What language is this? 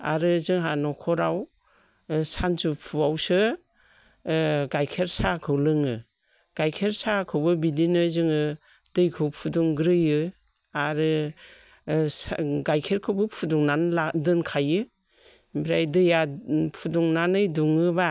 Bodo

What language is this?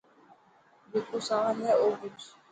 Dhatki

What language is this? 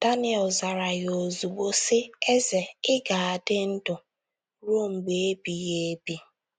Igbo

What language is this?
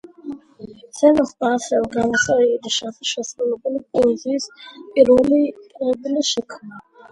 Georgian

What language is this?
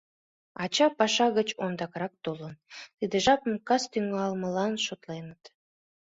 Mari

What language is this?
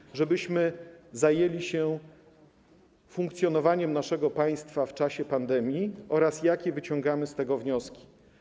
Polish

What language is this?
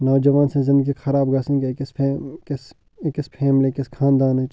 Kashmiri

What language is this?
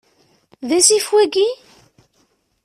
Kabyle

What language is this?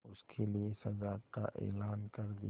Hindi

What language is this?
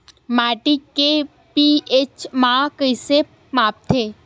Chhattisgarhi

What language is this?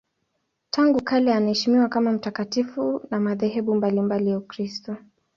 Swahili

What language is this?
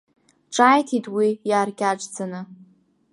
Abkhazian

